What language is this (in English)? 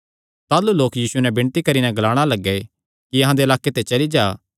Kangri